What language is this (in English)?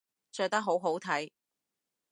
Cantonese